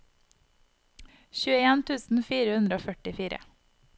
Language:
Norwegian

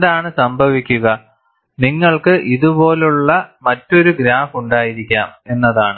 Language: Malayalam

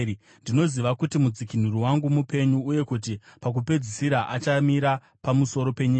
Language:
Shona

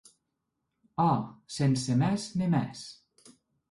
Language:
Occitan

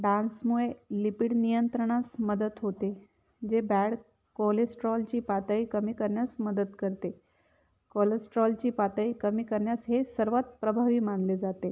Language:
Marathi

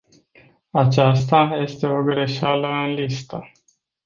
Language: Romanian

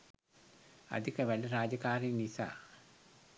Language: Sinhala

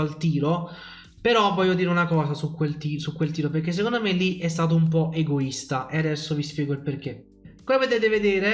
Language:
Italian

